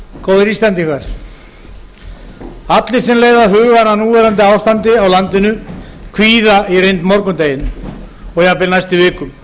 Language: Icelandic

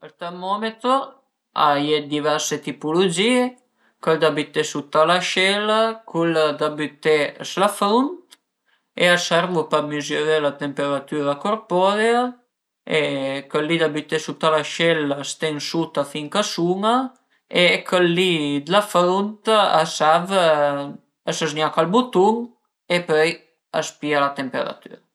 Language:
Piedmontese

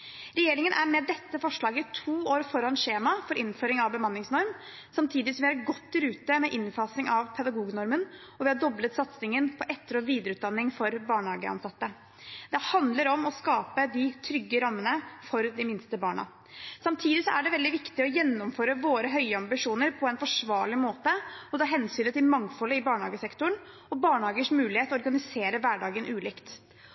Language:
Norwegian Bokmål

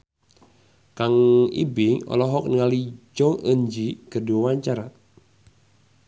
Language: Sundanese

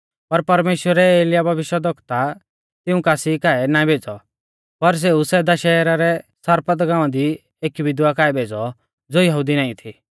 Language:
Mahasu Pahari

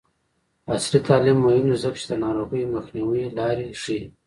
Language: Pashto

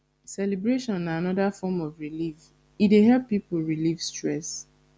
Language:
Nigerian Pidgin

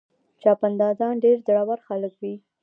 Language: Pashto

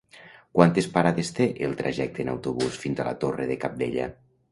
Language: Catalan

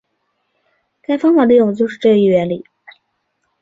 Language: Chinese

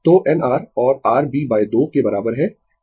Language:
Hindi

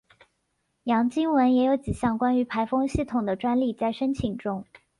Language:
Chinese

